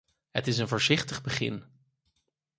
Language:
Dutch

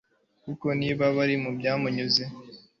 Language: Kinyarwanda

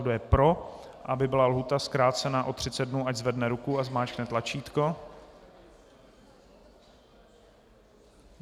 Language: Czech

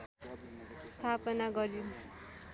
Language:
Nepali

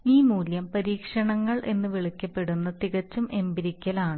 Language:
Malayalam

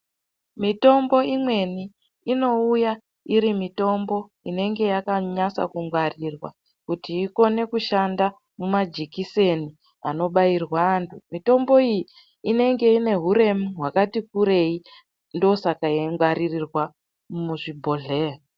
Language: Ndau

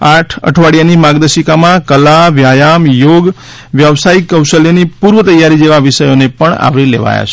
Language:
Gujarati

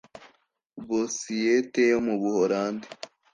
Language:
Kinyarwanda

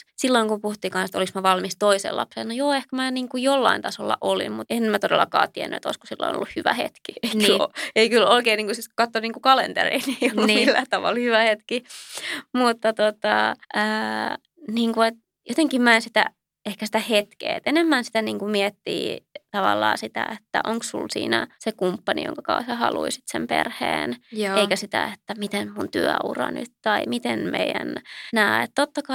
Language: Finnish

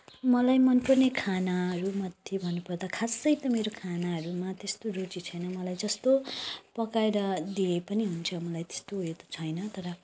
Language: Nepali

